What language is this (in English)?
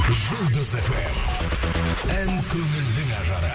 Kazakh